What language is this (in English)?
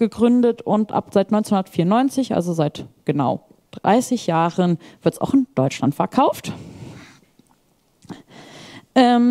German